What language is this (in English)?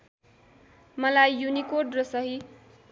Nepali